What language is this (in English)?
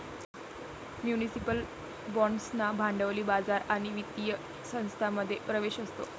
Marathi